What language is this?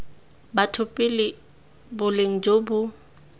Tswana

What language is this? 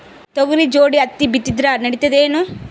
Kannada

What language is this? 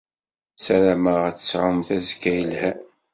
Kabyle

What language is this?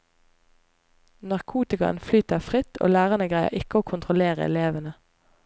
Norwegian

